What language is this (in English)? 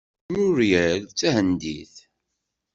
Kabyle